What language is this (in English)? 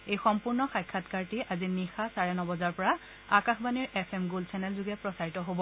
Assamese